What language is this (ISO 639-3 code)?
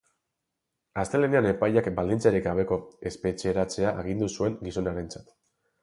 eus